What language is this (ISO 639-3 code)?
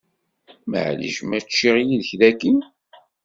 kab